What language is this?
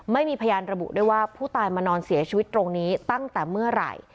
Thai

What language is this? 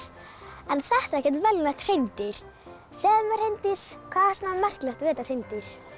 Icelandic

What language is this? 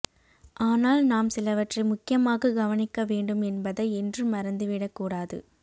Tamil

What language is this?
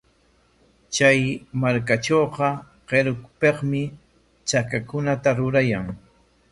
Corongo Ancash Quechua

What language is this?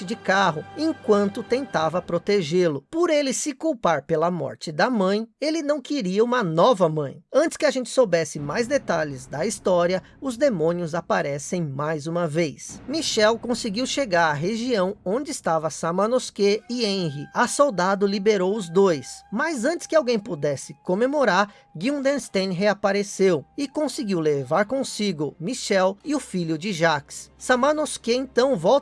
Portuguese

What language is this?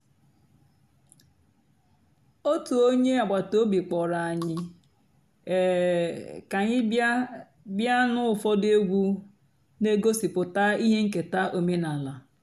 Igbo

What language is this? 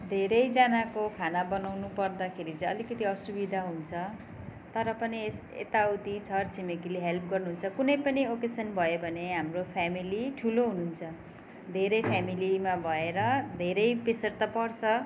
Nepali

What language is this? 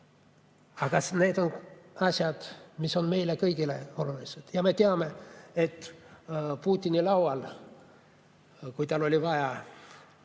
Estonian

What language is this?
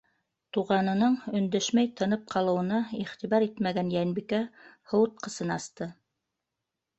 Bashkir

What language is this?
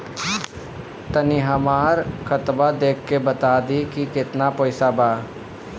Bhojpuri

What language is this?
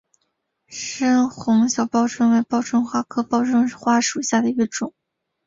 Chinese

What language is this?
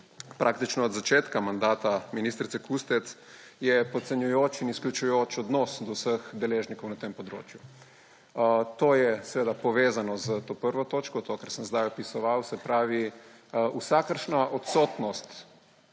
Slovenian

